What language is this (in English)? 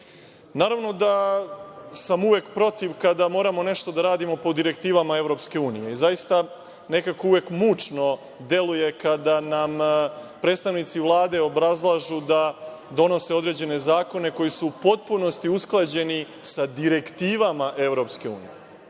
Serbian